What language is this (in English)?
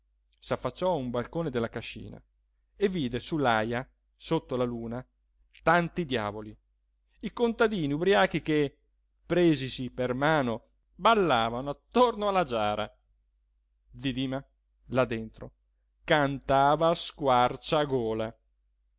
Italian